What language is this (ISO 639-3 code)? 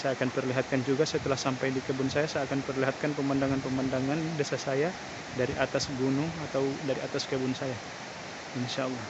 ind